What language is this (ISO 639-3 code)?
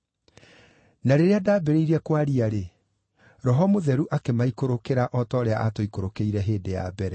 kik